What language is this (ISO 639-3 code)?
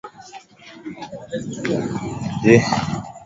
swa